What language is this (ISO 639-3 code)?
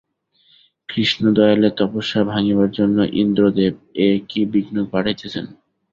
ben